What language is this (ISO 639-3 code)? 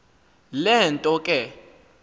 xho